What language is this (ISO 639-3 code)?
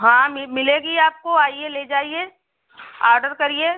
hin